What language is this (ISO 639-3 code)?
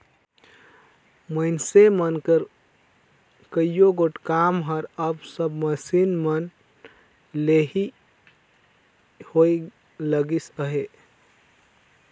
hne